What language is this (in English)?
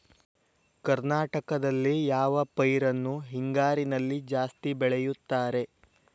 Kannada